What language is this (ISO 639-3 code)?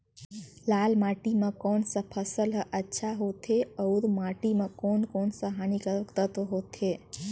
hne